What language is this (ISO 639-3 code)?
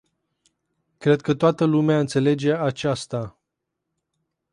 ron